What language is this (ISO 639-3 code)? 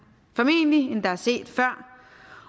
dan